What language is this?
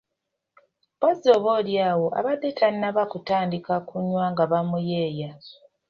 Ganda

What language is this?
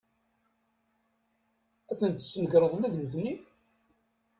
Kabyle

